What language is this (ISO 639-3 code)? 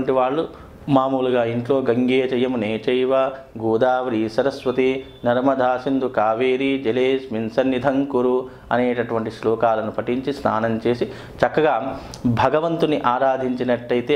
ita